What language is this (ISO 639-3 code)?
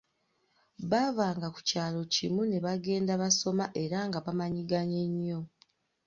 lug